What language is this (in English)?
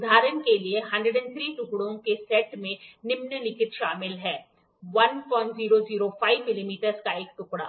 Hindi